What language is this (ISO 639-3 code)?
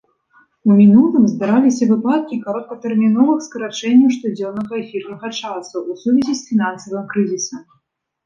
bel